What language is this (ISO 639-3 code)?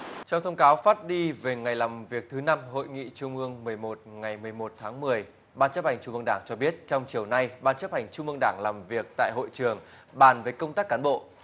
vie